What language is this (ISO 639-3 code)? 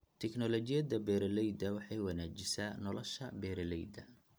som